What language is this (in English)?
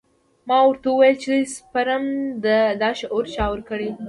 Pashto